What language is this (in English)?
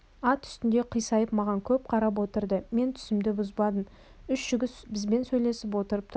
Kazakh